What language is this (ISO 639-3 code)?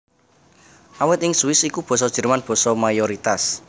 jav